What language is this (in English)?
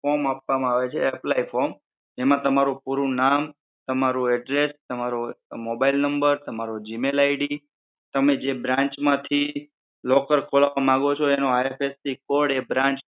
Gujarati